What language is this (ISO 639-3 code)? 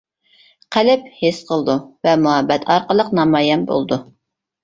uig